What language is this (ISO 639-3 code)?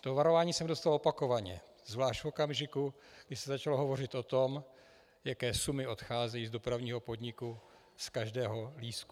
ces